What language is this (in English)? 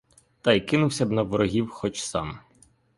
Ukrainian